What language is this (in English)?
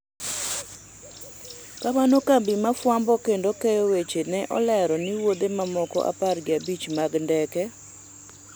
Luo (Kenya and Tanzania)